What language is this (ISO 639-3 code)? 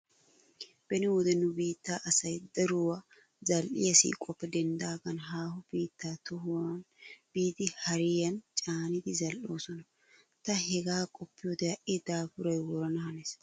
wal